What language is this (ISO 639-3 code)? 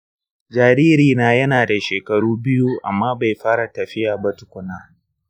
hau